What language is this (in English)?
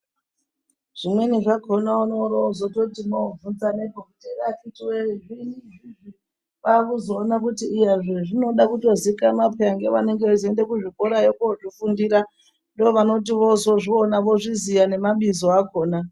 Ndau